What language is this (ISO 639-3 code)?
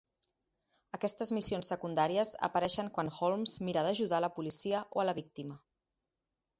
cat